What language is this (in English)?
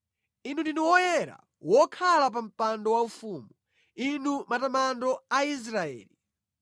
Nyanja